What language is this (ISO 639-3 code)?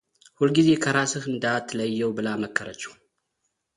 amh